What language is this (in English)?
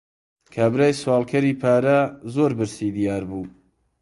Central Kurdish